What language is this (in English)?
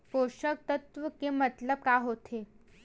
Chhattisgarhi